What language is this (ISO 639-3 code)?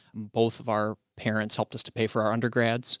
eng